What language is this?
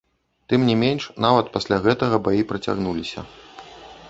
Belarusian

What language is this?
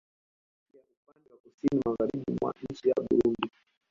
Swahili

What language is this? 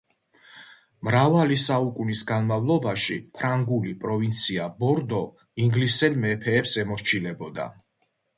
Georgian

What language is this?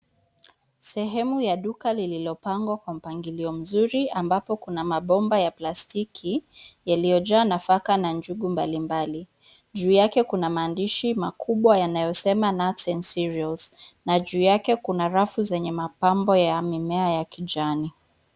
Swahili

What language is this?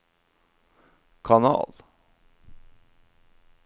Norwegian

